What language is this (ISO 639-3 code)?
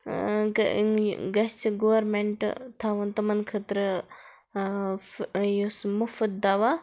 kas